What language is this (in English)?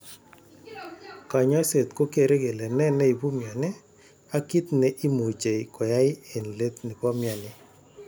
Kalenjin